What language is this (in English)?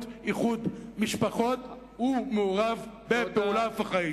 Hebrew